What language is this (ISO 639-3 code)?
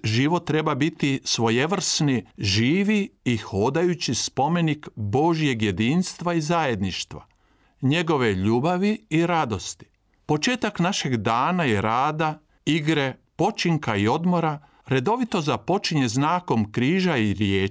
hrv